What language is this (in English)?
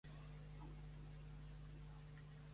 Catalan